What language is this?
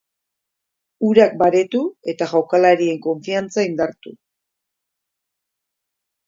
Basque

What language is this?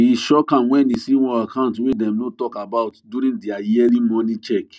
Nigerian Pidgin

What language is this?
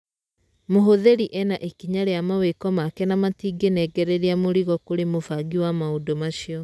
Kikuyu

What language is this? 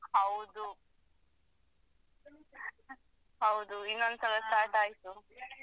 Kannada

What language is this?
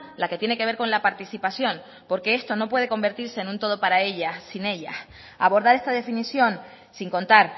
Spanish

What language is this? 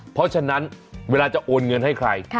Thai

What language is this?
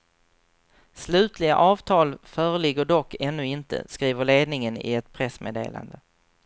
Swedish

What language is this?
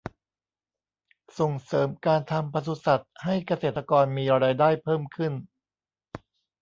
Thai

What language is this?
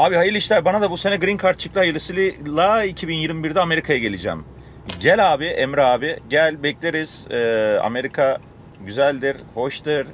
Turkish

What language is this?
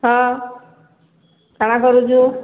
Odia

